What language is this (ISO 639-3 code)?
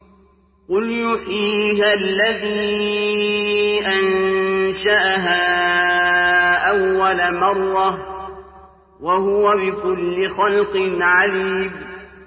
ara